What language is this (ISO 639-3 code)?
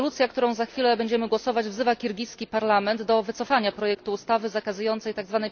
pol